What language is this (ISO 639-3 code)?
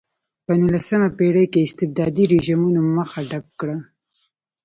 pus